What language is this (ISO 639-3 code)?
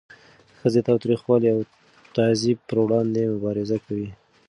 pus